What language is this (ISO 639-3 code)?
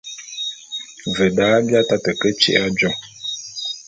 bum